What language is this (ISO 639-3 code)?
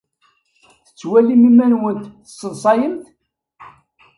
kab